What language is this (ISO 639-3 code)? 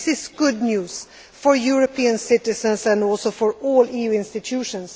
eng